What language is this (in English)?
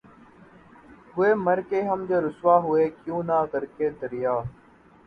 Urdu